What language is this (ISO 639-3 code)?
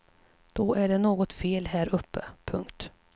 swe